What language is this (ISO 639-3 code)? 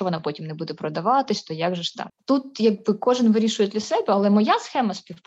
ukr